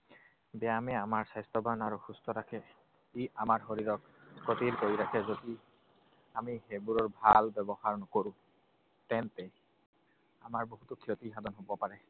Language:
Assamese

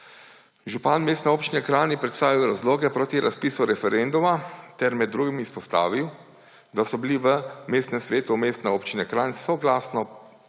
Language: Slovenian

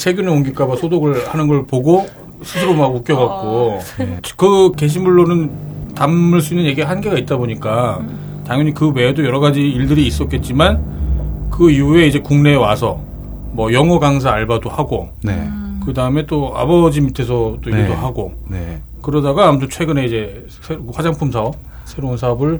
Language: Korean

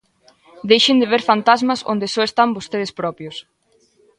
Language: Galician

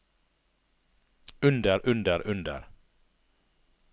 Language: Norwegian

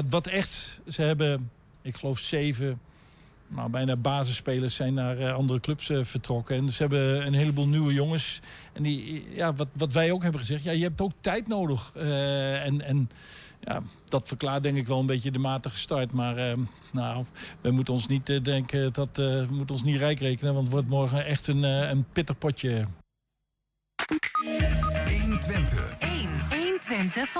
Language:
Dutch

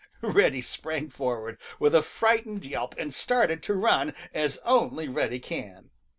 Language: English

